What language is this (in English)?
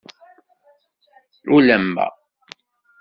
Kabyle